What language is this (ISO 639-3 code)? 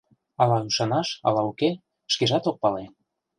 chm